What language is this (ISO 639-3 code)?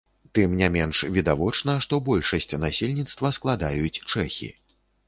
bel